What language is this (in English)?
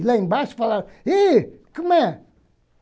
Portuguese